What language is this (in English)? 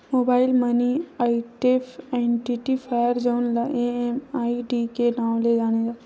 Chhattisgarhi